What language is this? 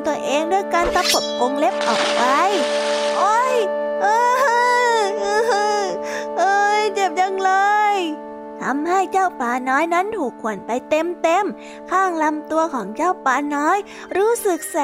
Thai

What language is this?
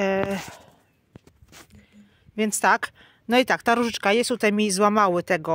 Polish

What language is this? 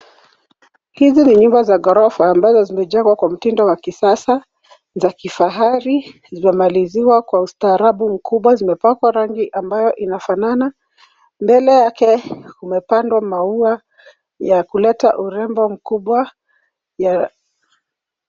Swahili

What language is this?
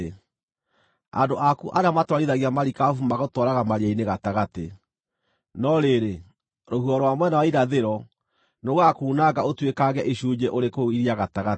Kikuyu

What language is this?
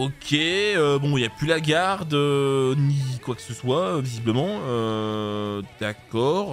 French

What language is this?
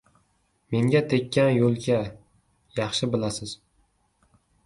Uzbek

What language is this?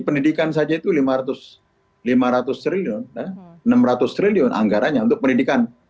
Indonesian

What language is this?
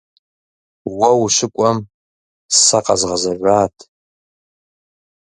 Kabardian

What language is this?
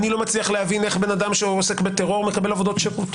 Hebrew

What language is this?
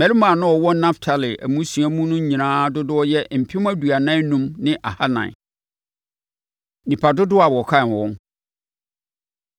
Akan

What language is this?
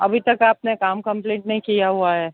Hindi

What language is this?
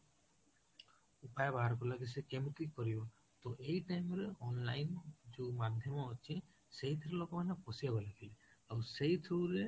Odia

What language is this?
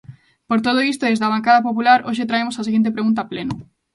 Galician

